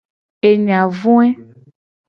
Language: Gen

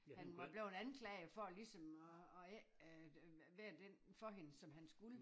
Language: Danish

